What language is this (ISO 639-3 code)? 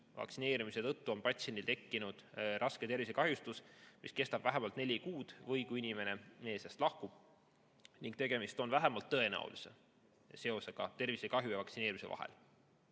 est